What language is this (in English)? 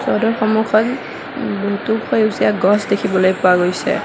Assamese